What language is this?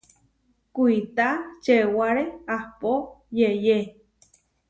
Huarijio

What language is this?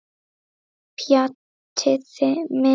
Icelandic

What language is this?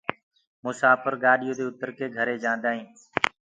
Gurgula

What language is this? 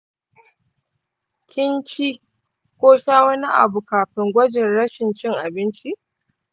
Hausa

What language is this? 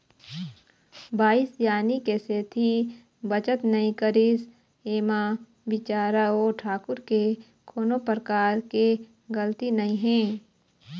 Chhattisgarhi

